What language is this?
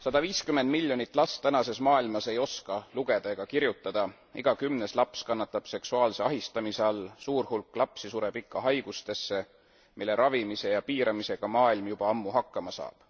Estonian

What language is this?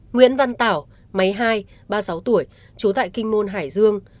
Vietnamese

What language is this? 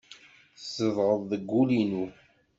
Kabyle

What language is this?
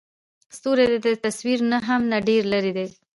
Pashto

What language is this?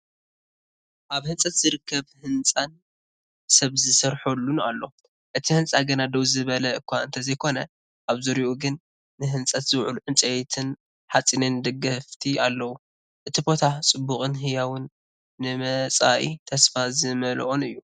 Tigrinya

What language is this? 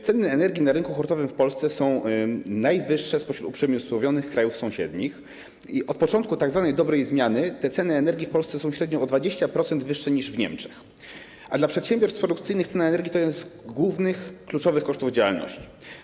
Polish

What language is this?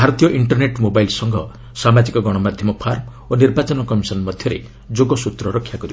Odia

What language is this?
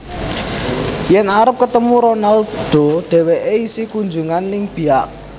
Javanese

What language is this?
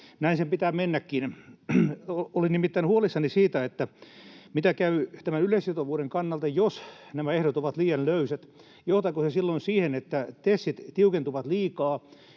Finnish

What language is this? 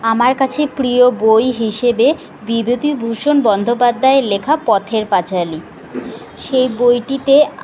Bangla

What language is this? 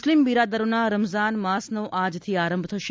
Gujarati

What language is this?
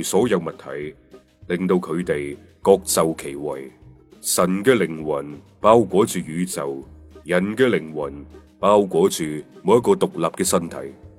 Chinese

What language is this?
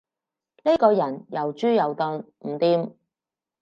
Cantonese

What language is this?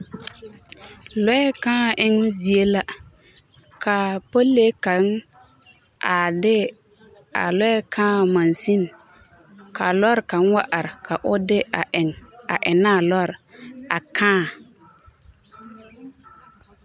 Southern Dagaare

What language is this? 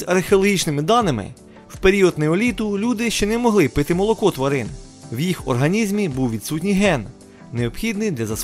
Ukrainian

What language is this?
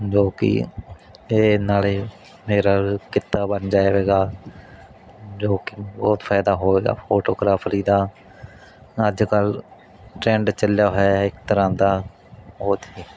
Punjabi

